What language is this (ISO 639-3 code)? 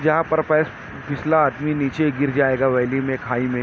urd